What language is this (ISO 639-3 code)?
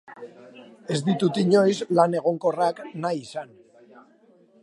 eus